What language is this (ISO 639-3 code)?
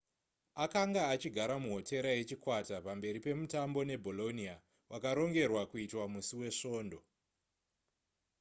sna